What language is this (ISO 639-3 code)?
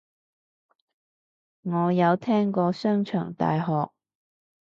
yue